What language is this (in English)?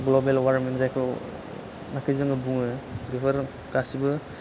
Bodo